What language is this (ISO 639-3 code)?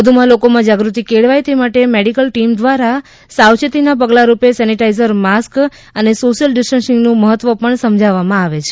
guj